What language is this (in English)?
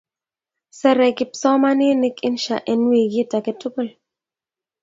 Kalenjin